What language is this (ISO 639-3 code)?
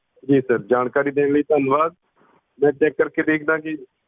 pan